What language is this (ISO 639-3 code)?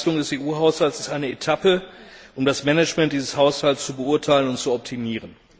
deu